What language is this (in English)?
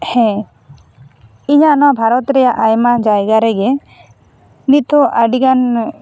Santali